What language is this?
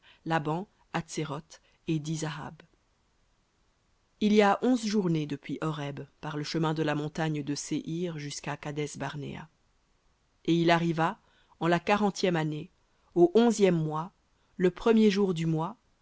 French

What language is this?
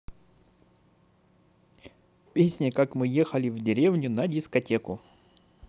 Russian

